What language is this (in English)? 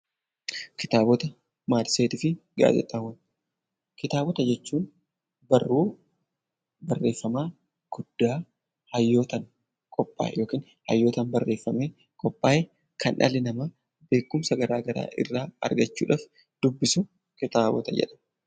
Oromo